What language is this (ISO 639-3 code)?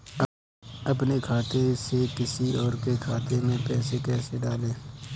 hin